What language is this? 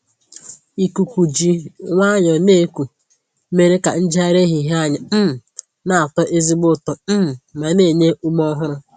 Igbo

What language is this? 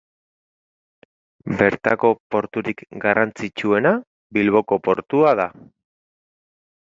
Basque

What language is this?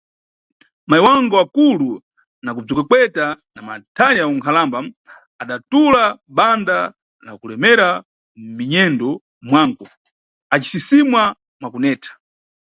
Nyungwe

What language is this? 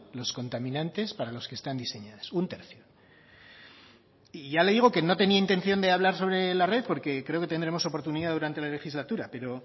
Spanish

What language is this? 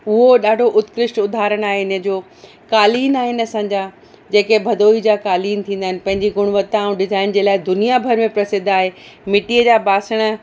Sindhi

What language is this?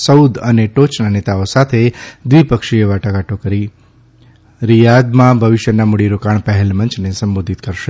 Gujarati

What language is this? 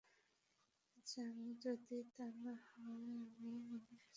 Bangla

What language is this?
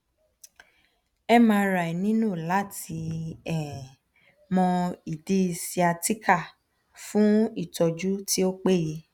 Yoruba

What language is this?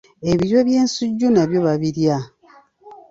Ganda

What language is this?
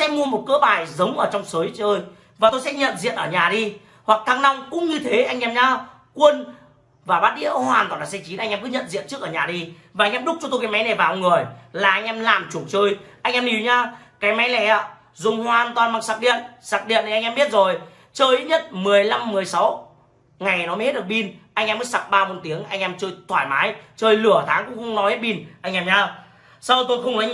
Vietnamese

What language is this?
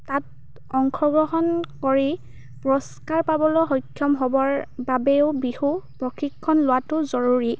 Assamese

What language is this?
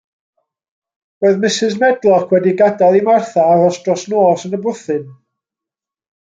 Welsh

